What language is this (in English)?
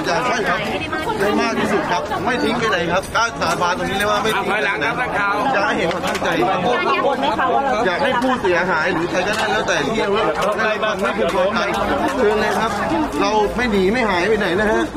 Thai